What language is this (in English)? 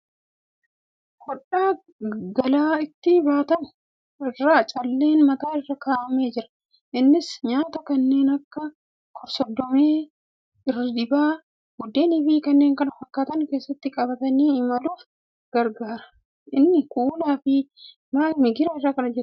Oromo